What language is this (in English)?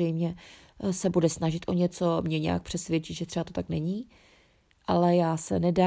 Czech